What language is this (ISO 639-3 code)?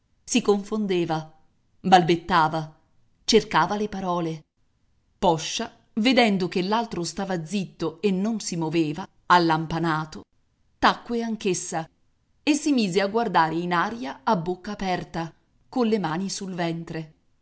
ita